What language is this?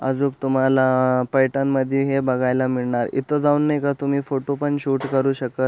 Marathi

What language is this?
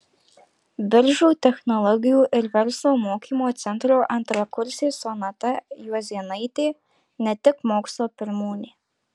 Lithuanian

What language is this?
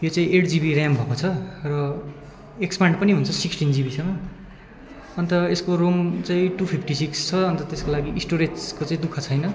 Nepali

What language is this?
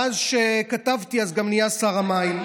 Hebrew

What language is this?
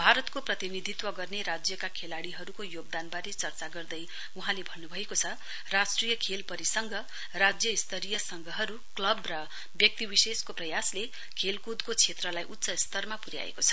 Nepali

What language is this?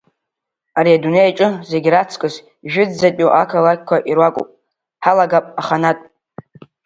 Abkhazian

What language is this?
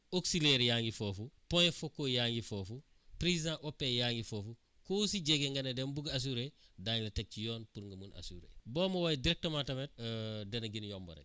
Wolof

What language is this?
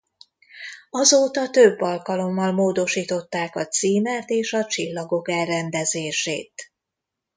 Hungarian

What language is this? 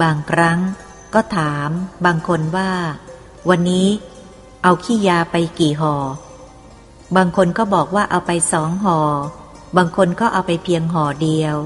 Thai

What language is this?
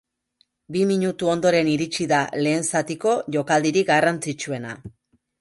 Basque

